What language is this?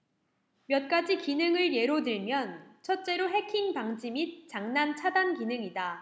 Korean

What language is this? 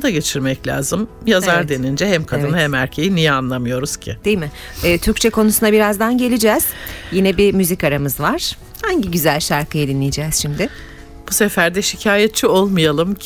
Turkish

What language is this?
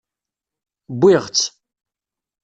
Kabyle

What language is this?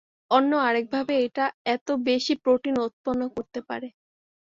Bangla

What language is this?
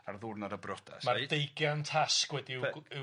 Welsh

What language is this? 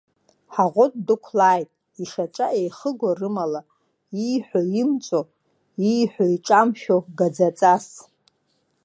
Abkhazian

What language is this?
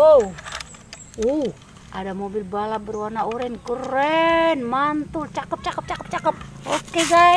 Indonesian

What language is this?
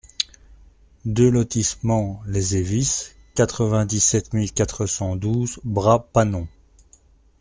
French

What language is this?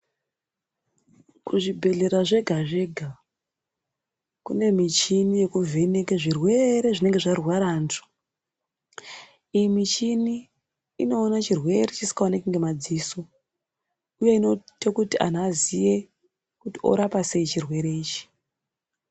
Ndau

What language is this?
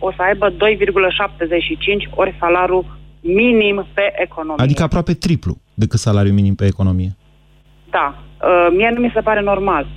Romanian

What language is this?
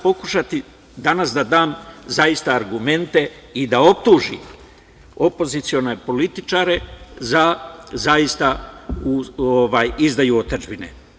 Serbian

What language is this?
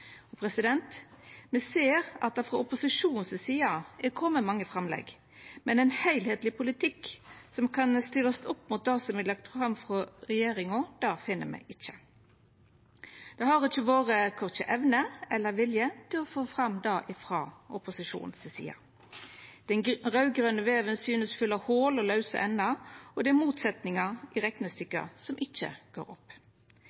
Norwegian Nynorsk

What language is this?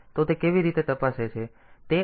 Gujarati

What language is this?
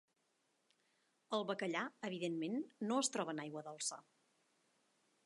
Catalan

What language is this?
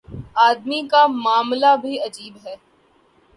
Urdu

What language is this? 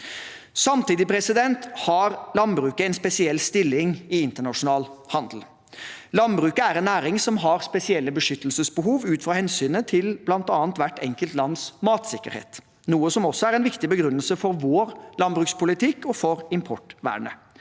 Norwegian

